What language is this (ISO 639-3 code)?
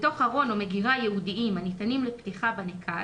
heb